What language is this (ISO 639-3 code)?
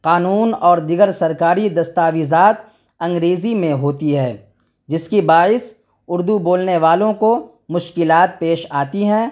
urd